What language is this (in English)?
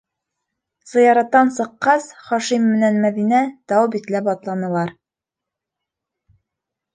Bashkir